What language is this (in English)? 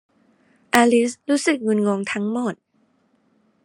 Thai